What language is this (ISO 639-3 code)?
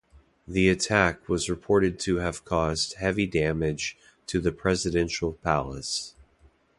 eng